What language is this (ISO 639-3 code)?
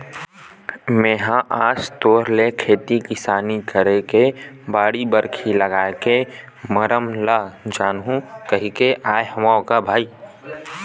hne